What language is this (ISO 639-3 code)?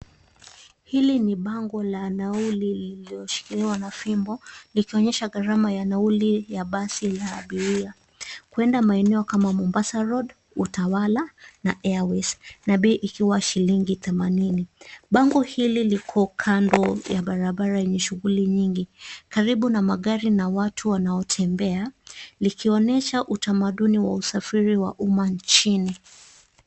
swa